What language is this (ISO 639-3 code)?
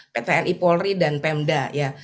ind